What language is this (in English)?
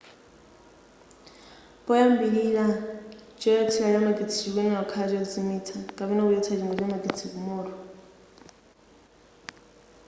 Nyanja